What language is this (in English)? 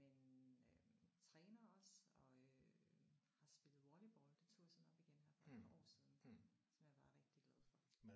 Danish